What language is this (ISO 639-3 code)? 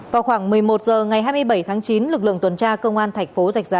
vie